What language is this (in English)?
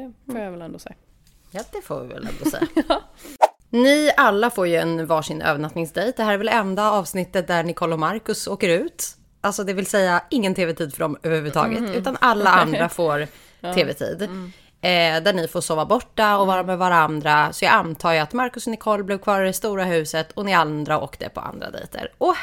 Swedish